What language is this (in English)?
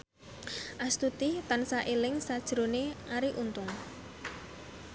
Javanese